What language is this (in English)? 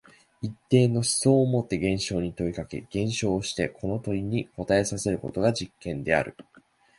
Japanese